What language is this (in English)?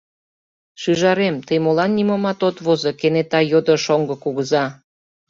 Mari